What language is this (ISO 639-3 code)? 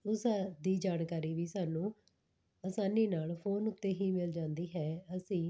pan